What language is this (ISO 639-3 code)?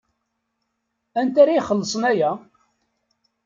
kab